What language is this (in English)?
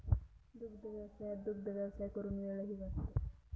Marathi